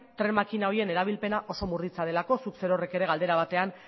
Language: Basque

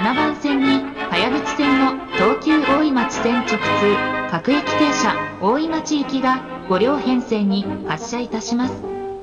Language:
Japanese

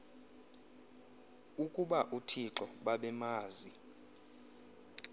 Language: Xhosa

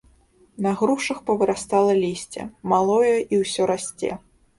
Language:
Belarusian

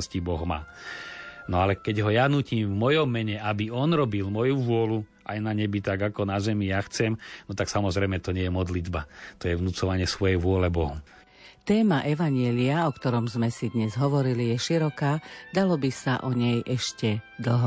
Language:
Slovak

